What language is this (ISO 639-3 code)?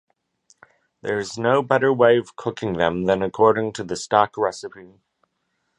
eng